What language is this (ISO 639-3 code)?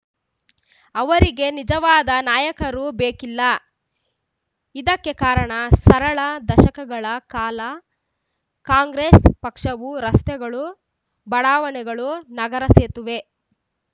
kan